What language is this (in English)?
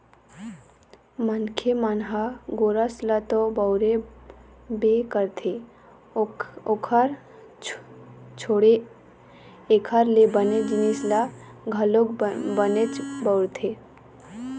Chhattisgarhi